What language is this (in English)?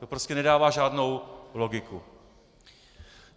Czech